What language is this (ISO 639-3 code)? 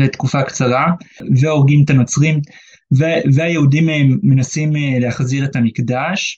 heb